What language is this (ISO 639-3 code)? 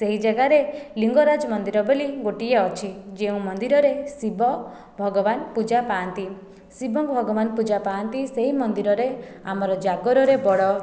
ori